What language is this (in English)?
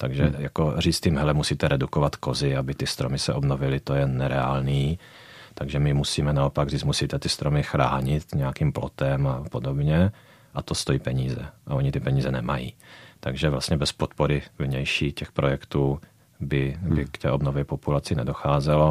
Czech